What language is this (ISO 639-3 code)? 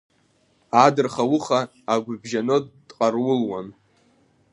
abk